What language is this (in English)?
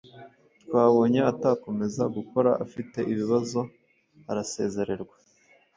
Kinyarwanda